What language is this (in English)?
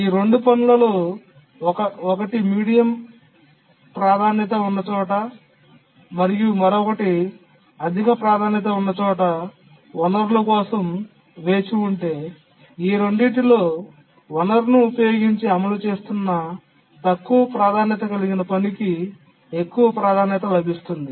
Telugu